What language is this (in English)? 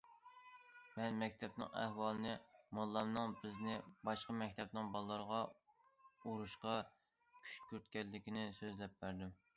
Uyghur